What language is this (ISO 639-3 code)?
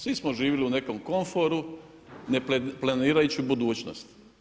hrv